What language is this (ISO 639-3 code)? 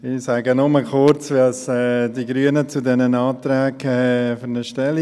gsw